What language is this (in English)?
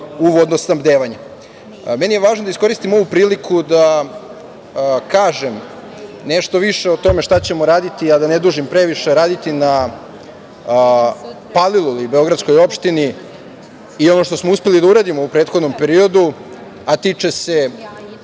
Serbian